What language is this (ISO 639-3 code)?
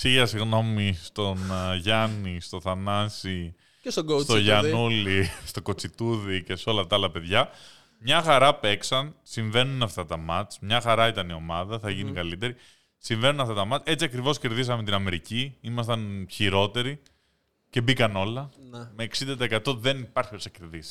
ell